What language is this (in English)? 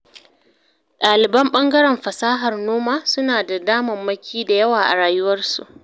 Hausa